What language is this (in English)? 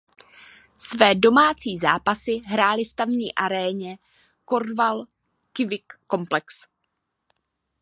Czech